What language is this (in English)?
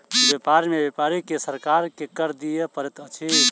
Maithili